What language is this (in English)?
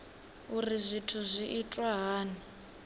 Venda